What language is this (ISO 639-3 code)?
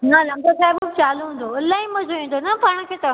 snd